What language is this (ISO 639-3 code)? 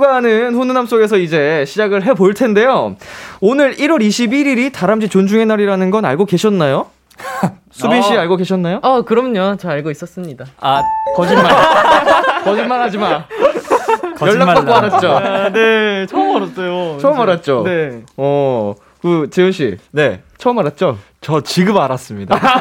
kor